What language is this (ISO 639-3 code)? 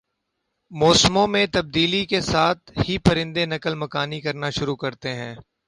urd